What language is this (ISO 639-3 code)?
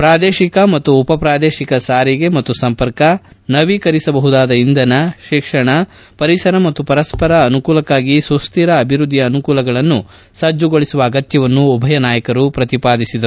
kan